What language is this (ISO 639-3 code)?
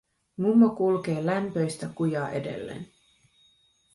fin